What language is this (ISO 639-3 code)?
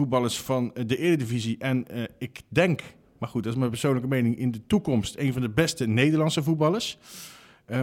nld